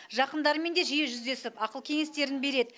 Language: Kazakh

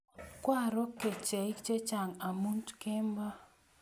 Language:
Kalenjin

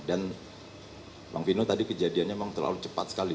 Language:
Indonesian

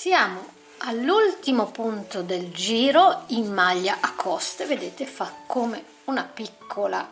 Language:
Italian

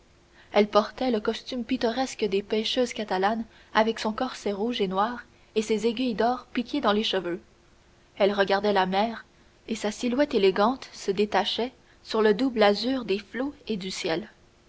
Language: French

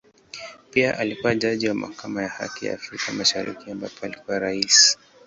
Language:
Swahili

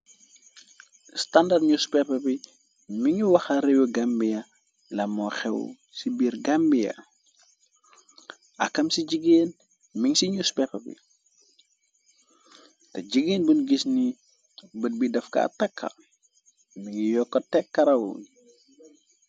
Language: Wolof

